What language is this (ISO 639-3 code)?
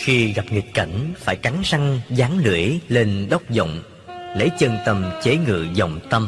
vie